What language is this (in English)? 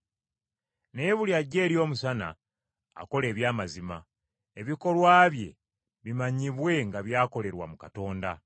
Ganda